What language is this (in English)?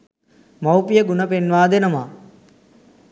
Sinhala